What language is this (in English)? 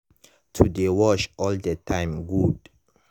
Nigerian Pidgin